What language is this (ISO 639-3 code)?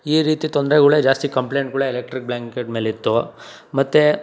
kan